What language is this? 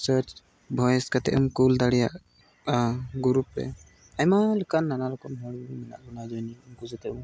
Santali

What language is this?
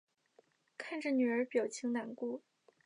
Chinese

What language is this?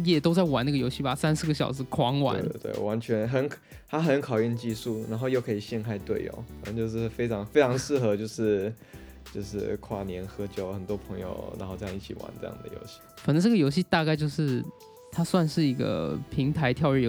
Chinese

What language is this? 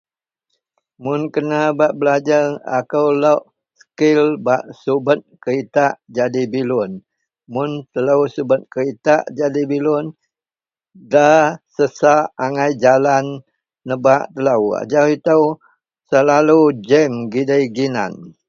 Central Melanau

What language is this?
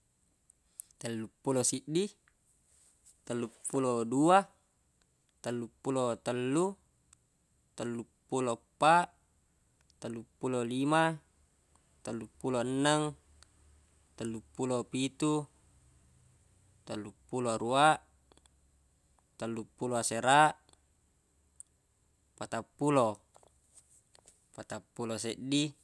Buginese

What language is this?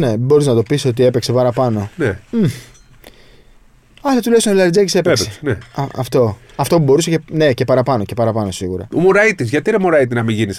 Greek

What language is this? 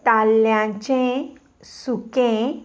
Konkani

